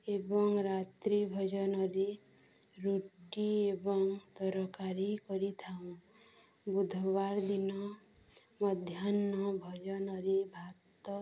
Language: Odia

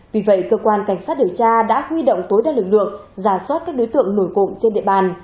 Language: Vietnamese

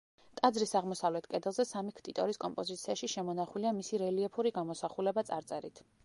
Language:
Georgian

